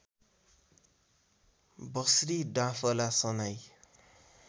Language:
Nepali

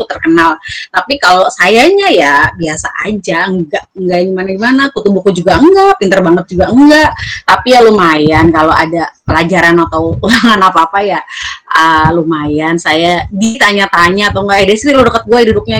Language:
Indonesian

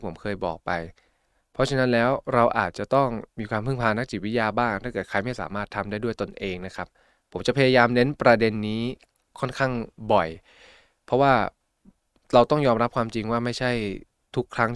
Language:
Thai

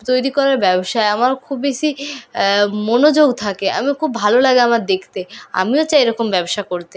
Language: Bangla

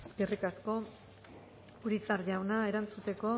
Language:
Basque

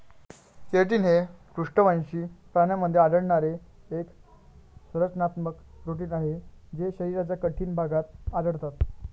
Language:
Marathi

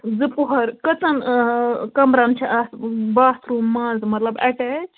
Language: Kashmiri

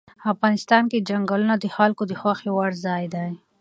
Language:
Pashto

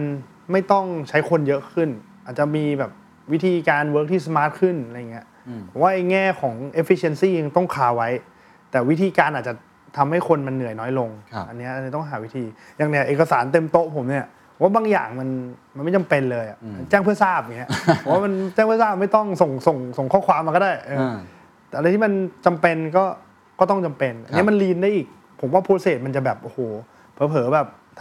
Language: Thai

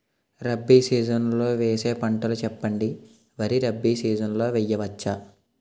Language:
Telugu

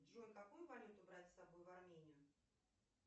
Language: Russian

